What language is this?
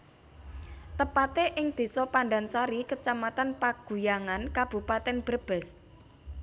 Javanese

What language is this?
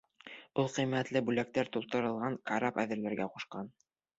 Bashkir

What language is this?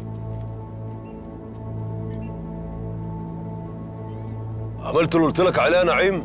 Arabic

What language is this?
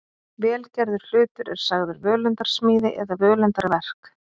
Icelandic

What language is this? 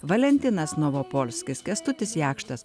Lithuanian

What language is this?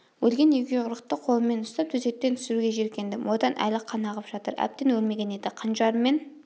Kazakh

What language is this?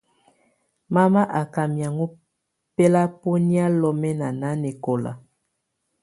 Tunen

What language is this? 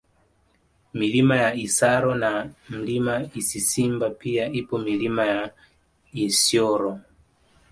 Swahili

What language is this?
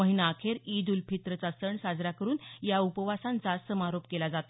Marathi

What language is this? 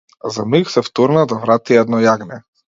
Macedonian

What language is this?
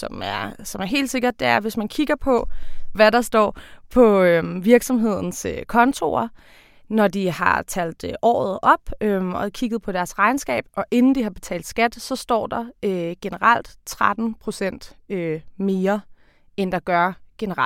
Danish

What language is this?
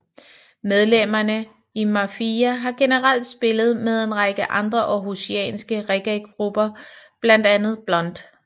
Danish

